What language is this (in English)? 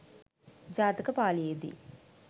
Sinhala